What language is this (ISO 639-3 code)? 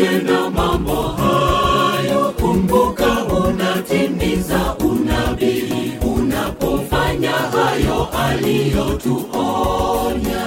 swa